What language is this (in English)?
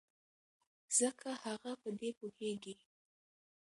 Pashto